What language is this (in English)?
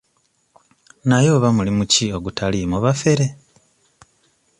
Ganda